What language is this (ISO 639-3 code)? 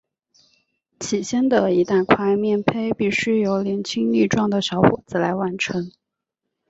zho